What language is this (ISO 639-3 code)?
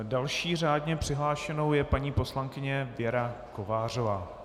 ces